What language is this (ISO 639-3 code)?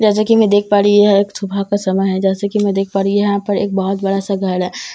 hin